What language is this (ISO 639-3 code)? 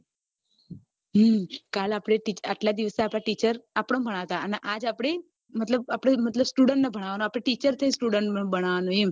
guj